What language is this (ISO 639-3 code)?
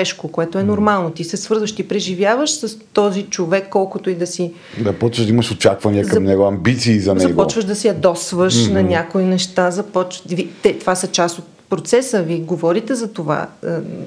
bul